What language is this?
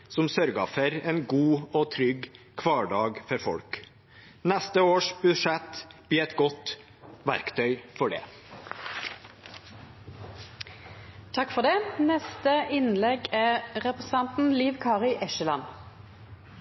Norwegian Bokmål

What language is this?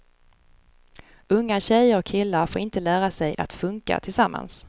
Swedish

